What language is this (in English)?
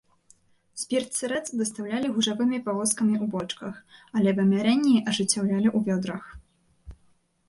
Belarusian